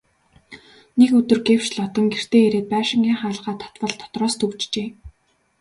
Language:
Mongolian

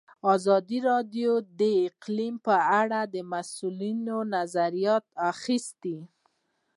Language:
Pashto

